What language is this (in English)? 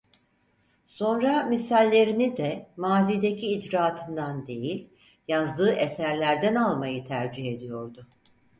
Turkish